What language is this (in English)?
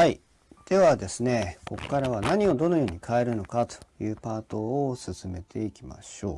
Japanese